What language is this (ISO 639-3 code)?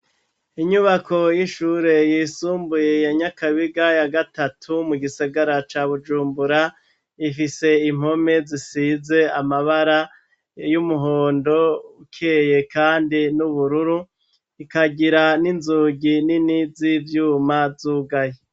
run